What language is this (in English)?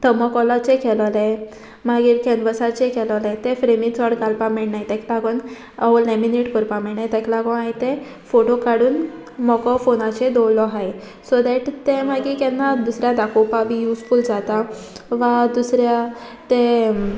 Konkani